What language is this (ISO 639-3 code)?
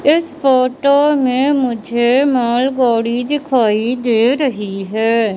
hin